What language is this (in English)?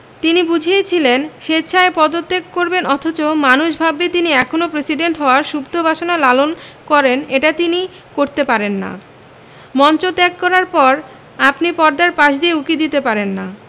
Bangla